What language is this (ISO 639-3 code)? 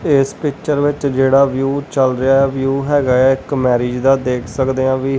pan